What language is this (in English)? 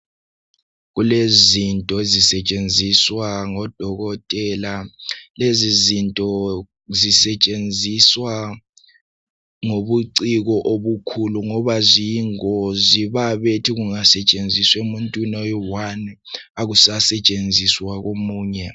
North Ndebele